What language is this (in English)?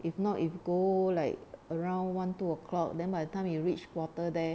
English